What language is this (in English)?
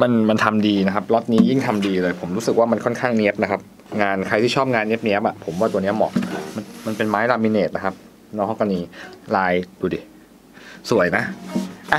Thai